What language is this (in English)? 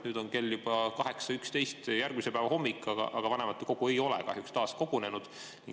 Estonian